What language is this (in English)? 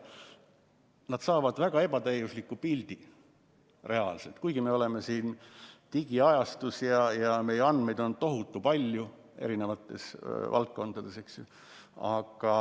Estonian